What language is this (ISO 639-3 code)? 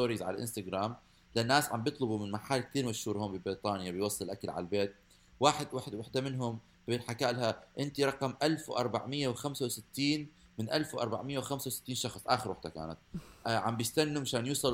ara